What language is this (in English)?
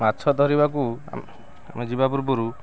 Odia